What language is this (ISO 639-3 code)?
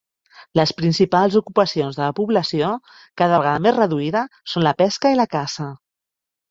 cat